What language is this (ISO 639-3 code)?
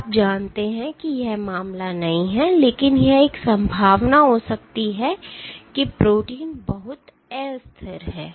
hin